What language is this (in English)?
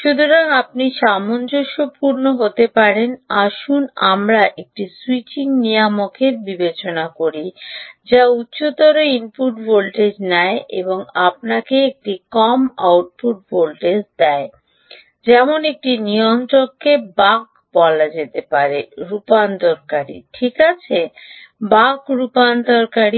Bangla